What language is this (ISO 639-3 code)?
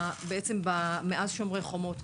heb